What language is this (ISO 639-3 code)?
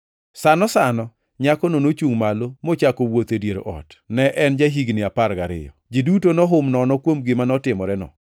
luo